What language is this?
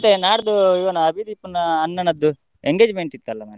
Kannada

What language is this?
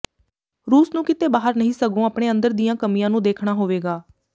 Punjabi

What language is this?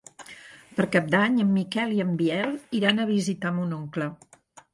Catalan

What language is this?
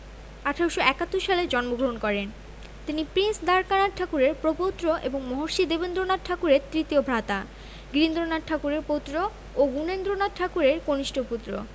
Bangla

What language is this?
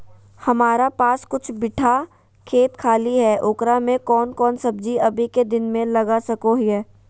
Magahi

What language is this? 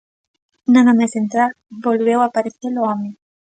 Galician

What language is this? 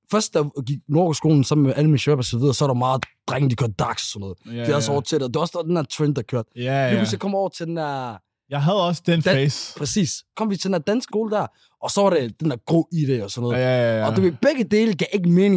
Danish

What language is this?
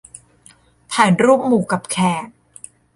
Thai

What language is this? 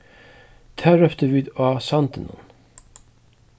Faroese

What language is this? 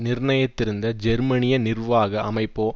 Tamil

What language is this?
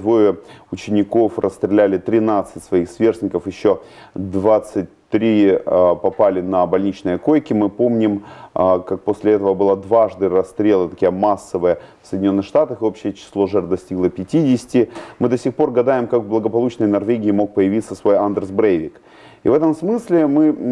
Russian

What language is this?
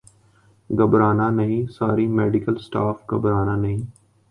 Urdu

